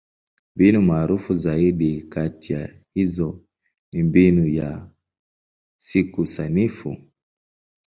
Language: Swahili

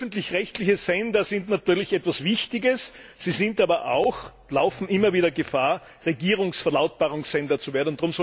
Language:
German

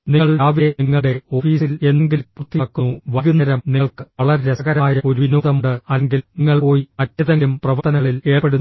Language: Malayalam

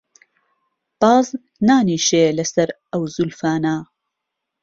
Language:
Central Kurdish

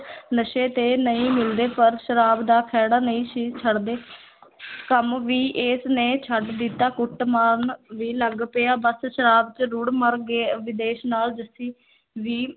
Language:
Punjabi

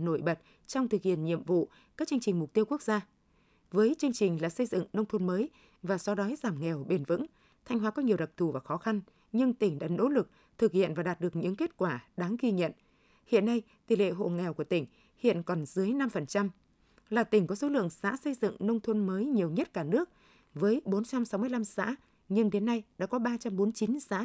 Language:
Vietnamese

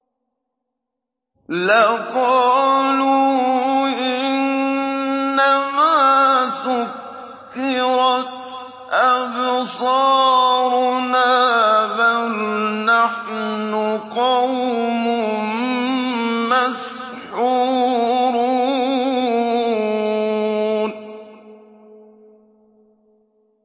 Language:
Arabic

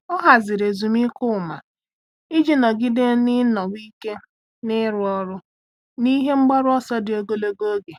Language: Igbo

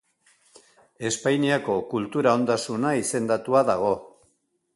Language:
Basque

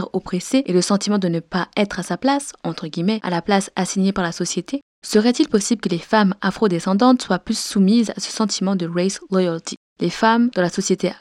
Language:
French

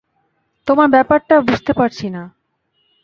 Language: Bangla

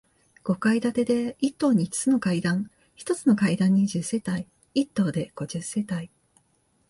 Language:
Japanese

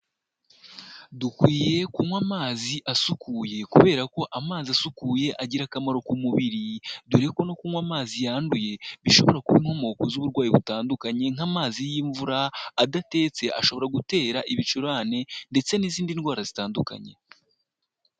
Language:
Kinyarwanda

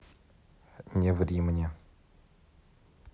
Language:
Russian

